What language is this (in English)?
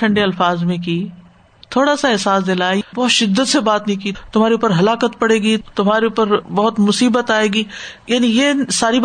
Urdu